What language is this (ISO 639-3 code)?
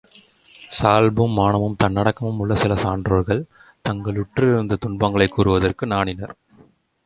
tam